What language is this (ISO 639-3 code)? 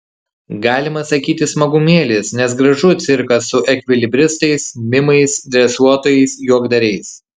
lit